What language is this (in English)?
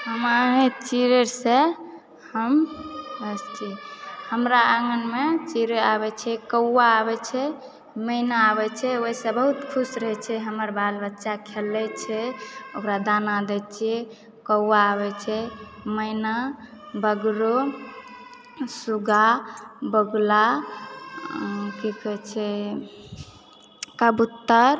Maithili